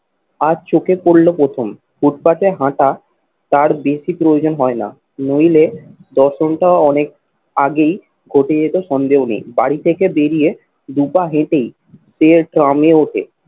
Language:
Bangla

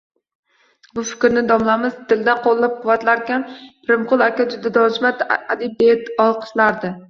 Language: Uzbek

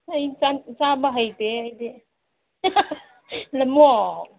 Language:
Manipuri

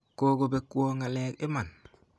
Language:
Kalenjin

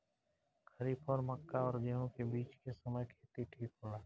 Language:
Bhojpuri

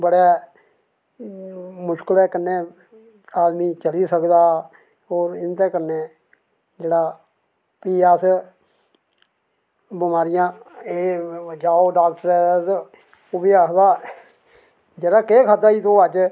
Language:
Dogri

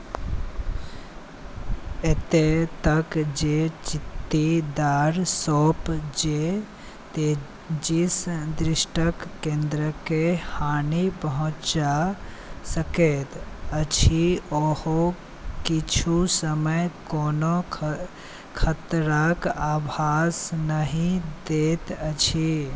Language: Maithili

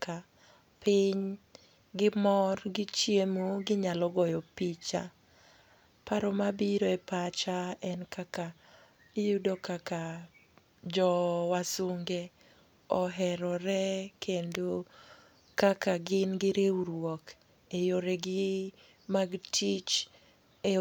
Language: Luo (Kenya and Tanzania)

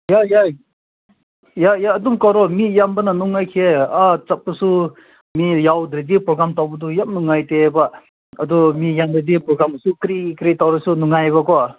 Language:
Manipuri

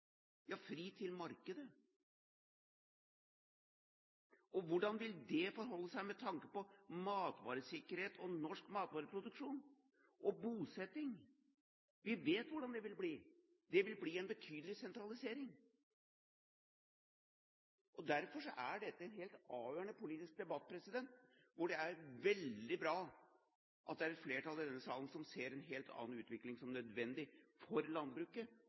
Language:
Norwegian Bokmål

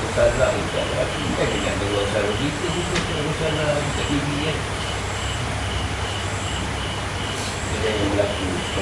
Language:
Malay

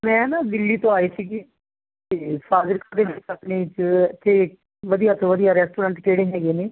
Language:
Punjabi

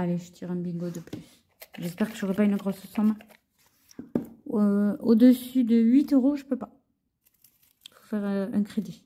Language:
French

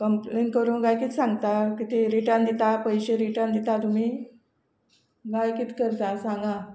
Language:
Konkani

